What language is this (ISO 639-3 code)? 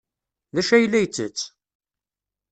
kab